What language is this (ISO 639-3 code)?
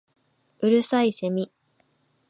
jpn